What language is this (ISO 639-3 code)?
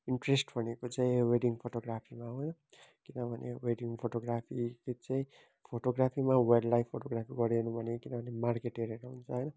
nep